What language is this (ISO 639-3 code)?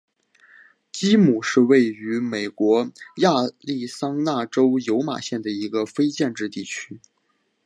zho